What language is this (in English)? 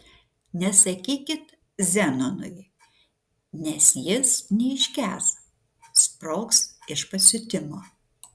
Lithuanian